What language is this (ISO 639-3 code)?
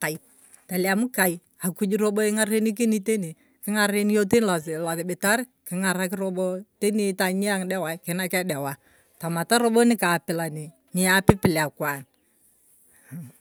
tuv